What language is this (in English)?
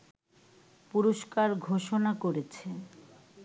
Bangla